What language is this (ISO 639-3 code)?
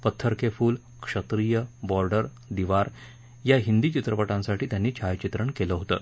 mar